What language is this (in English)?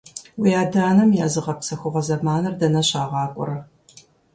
Kabardian